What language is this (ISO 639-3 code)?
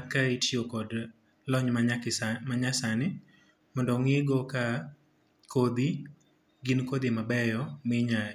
luo